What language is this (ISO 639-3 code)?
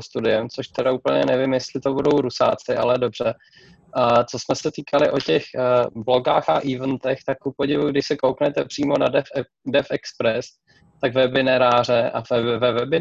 ces